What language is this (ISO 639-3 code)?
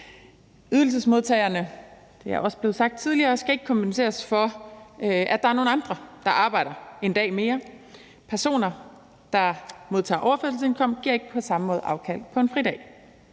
dan